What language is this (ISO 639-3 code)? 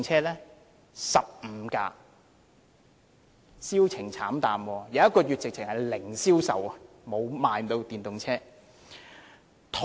yue